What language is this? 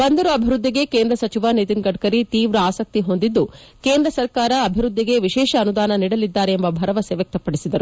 Kannada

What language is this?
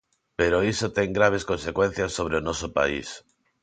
Galician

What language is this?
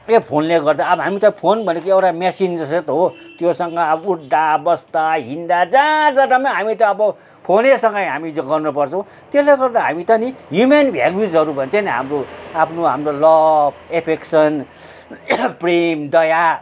Nepali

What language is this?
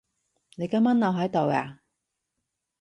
Cantonese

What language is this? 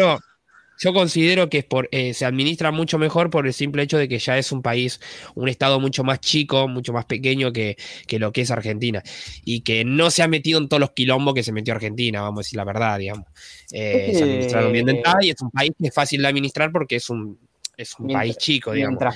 Spanish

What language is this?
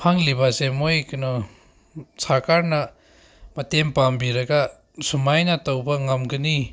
Manipuri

